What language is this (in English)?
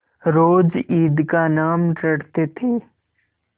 Hindi